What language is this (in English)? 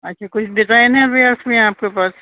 Urdu